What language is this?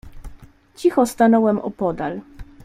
Polish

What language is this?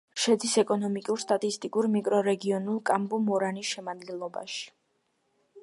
Georgian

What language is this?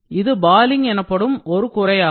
Tamil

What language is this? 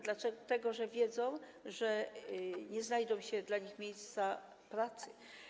Polish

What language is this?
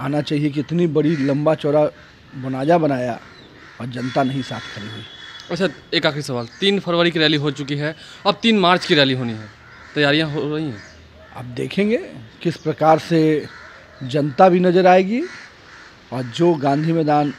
Hindi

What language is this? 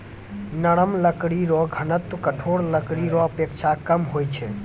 Maithili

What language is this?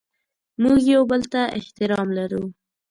Pashto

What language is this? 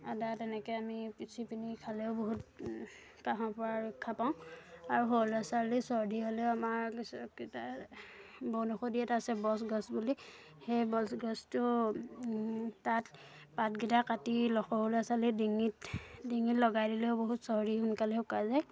Assamese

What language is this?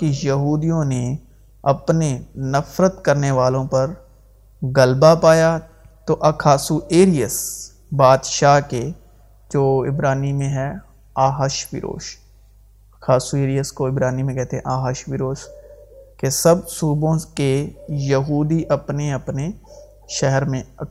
Urdu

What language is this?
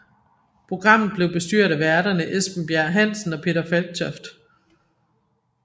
Danish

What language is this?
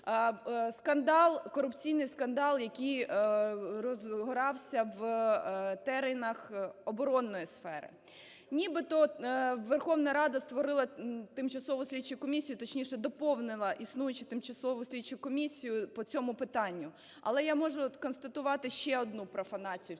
Ukrainian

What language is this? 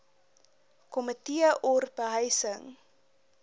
Afrikaans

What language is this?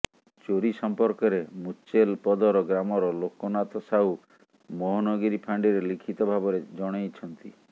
Odia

